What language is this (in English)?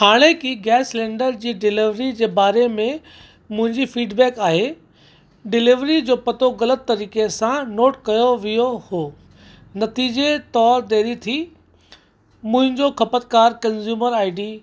Sindhi